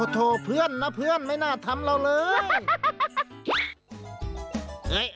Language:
Thai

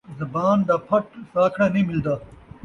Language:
Saraiki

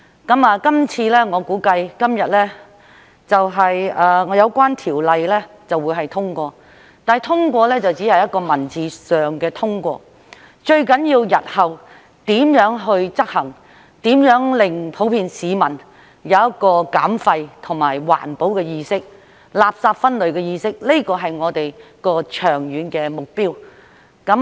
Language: Cantonese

